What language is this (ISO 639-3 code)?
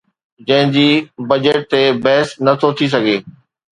snd